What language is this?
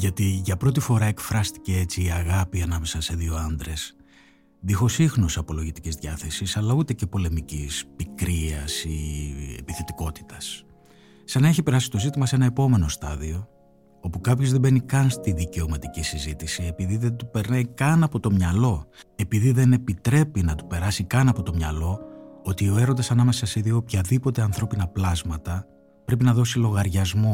Greek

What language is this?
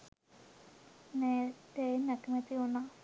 Sinhala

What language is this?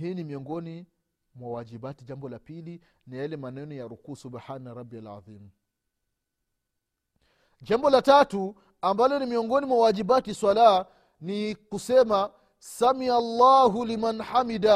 Swahili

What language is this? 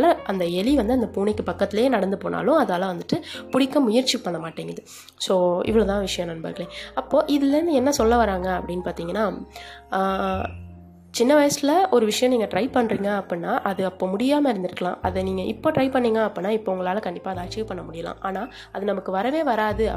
Tamil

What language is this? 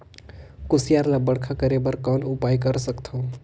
Chhattisgarhi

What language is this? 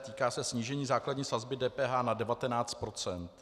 Czech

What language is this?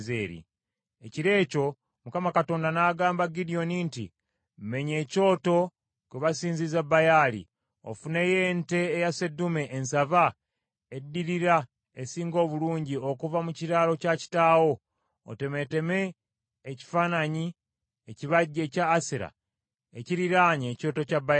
Ganda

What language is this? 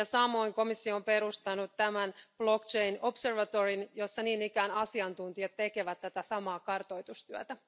Finnish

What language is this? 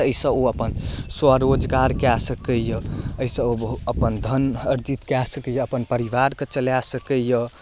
Maithili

